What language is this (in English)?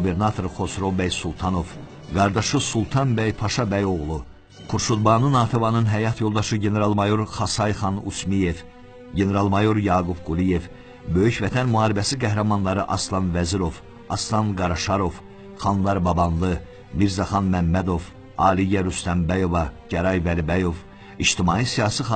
Turkish